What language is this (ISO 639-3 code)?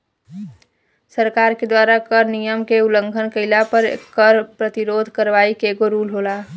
bho